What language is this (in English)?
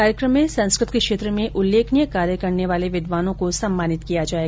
Hindi